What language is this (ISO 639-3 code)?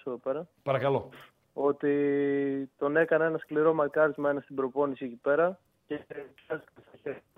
ell